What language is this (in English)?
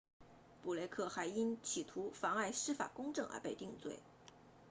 Chinese